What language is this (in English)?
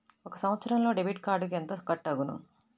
Telugu